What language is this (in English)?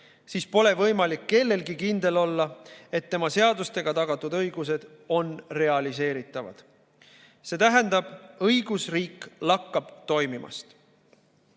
Estonian